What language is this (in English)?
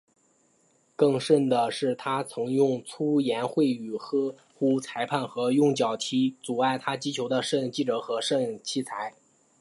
Chinese